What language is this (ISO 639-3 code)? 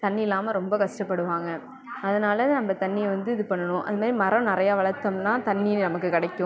tam